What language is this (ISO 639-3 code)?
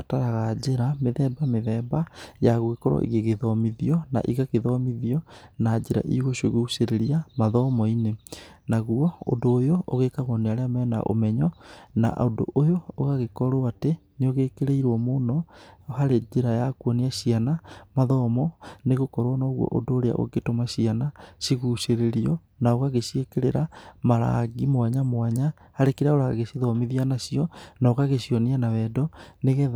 kik